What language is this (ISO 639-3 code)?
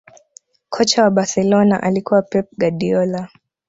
swa